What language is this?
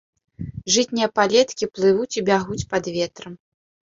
Belarusian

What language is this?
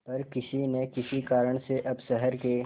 Hindi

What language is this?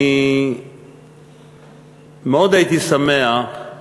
Hebrew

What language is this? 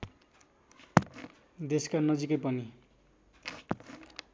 Nepali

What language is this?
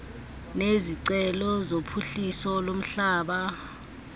Xhosa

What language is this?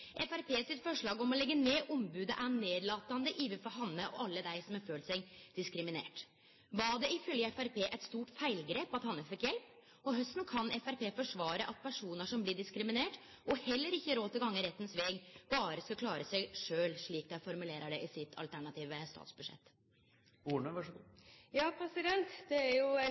Norwegian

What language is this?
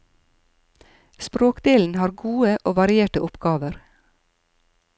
Norwegian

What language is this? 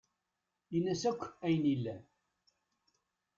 Kabyle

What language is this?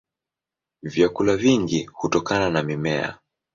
Swahili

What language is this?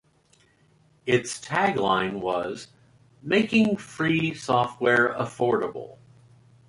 English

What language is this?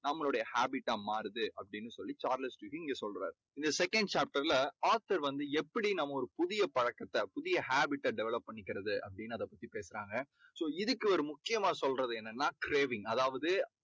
Tamil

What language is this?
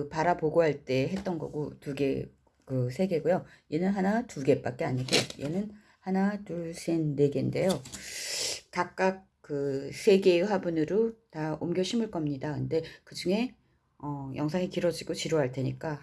Korean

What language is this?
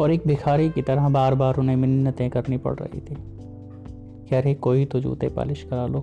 Hindi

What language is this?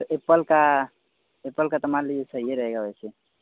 Hindi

